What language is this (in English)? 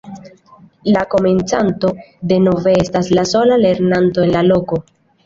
Esperanto